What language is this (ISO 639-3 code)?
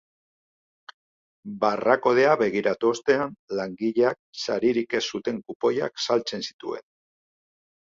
eus